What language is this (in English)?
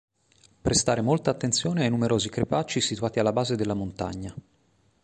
Italian